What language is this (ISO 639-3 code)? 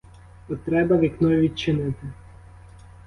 ukr